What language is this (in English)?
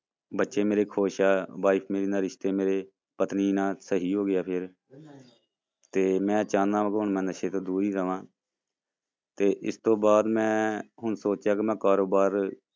Punjabi